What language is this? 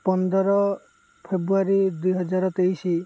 Odia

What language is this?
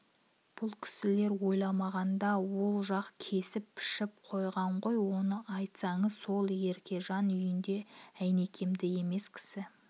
Kazakh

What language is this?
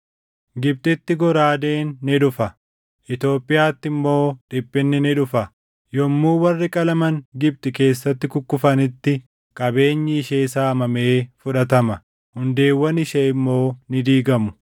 Oromo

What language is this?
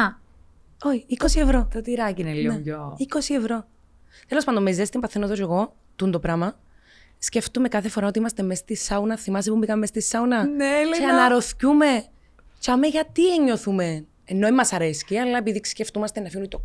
Greek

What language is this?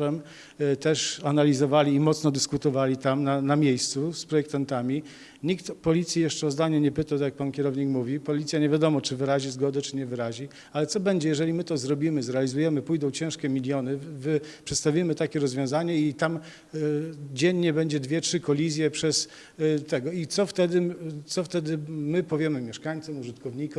Polish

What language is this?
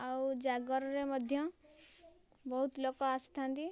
Odia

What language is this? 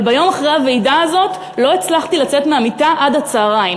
Hebrew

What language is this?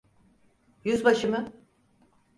Turkish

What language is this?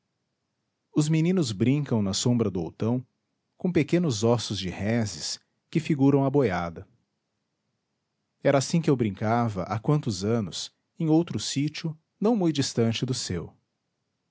Portuguese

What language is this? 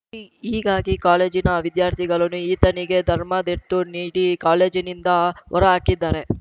Kannada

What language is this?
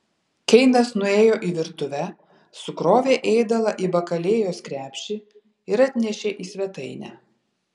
Lithuanian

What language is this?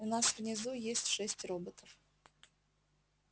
Russian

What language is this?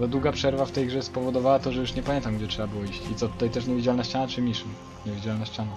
Polish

